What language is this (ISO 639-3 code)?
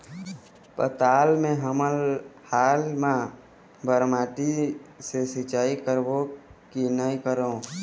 hne